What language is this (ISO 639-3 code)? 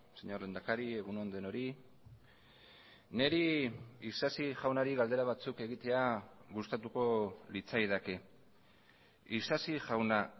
eus